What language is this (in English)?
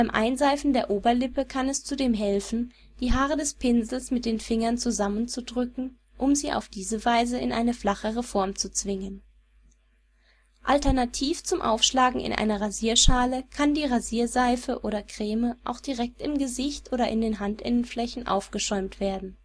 German